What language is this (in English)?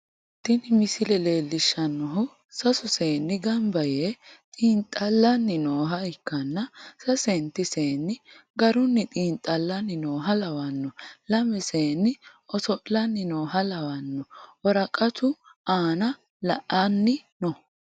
Sidamo